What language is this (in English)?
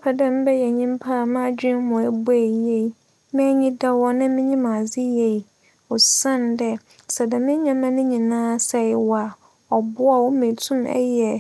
Akan